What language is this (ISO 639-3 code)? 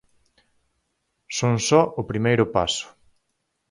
glg